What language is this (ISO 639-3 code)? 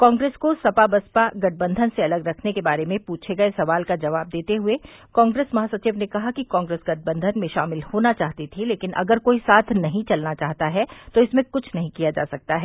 hin